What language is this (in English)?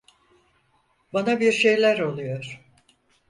Turkish